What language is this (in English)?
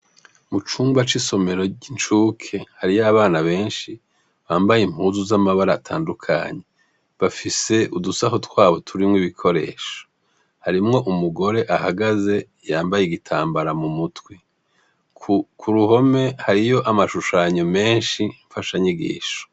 Rundi